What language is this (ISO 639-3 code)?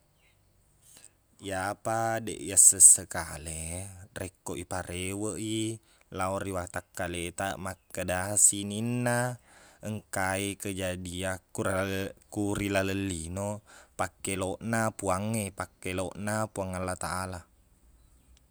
bug